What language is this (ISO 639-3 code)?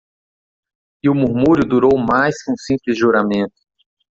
por